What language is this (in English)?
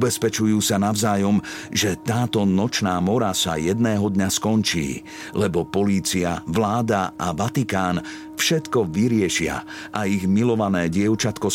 Slovak